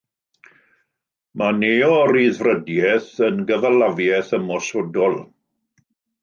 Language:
Welsh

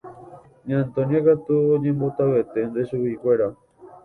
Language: Guarani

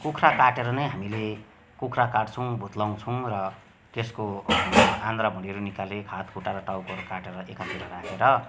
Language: Nepali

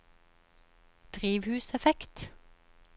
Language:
Norwegian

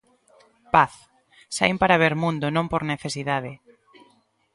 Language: Galician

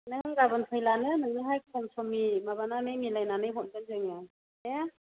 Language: Bodo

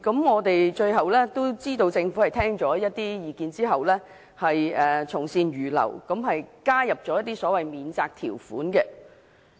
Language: Cantonese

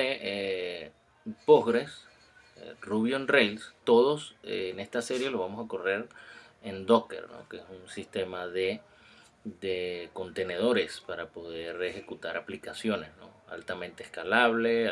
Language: Spanish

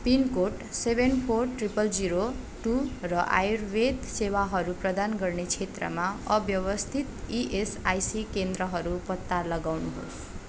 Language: Nepali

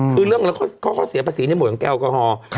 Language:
Thai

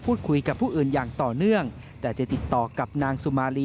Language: Thai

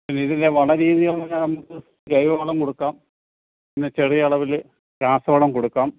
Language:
Malayalam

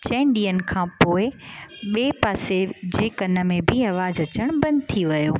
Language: Sindhi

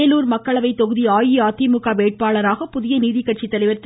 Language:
Tamil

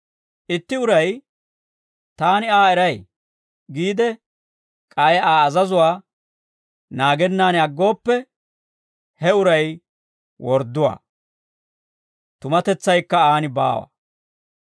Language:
Dawro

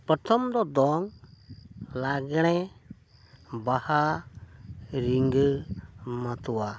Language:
Santali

